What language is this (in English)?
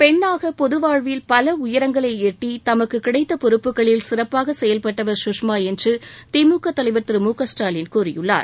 Tamil